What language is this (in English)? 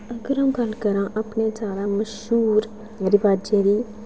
Dogri